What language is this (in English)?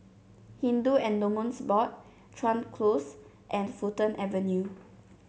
English